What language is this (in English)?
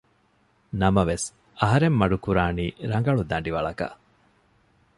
Divehi